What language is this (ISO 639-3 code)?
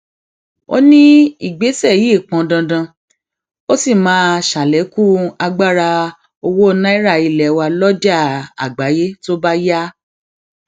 yor